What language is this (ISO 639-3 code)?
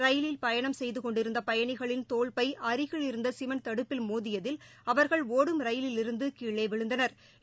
tam